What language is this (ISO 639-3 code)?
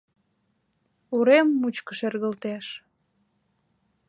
chm